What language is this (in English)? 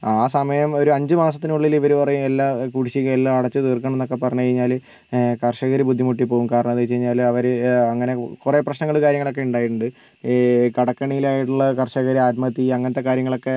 Malayalam